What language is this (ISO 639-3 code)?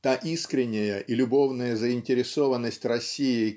rus